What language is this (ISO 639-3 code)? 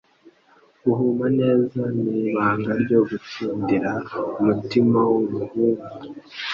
kin